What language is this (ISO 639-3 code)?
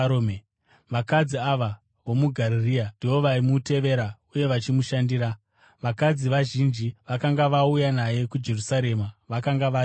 sna